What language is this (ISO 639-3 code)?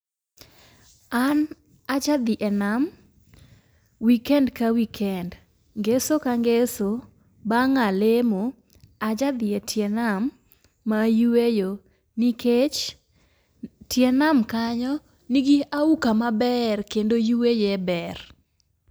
luo